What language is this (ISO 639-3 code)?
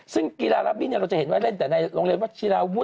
tha